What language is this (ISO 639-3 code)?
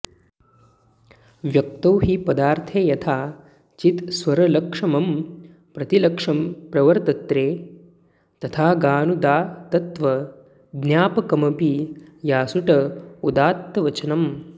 san